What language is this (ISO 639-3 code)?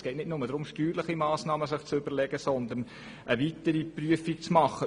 gsw